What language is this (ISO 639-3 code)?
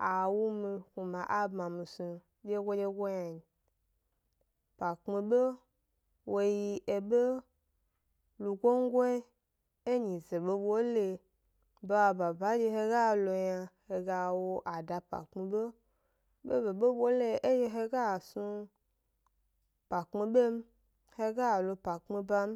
gby